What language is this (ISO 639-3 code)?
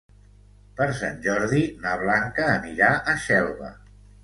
cat